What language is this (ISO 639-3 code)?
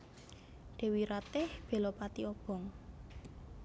jav